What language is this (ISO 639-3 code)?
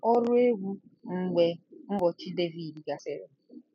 ibo